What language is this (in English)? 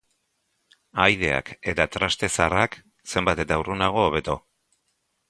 Basque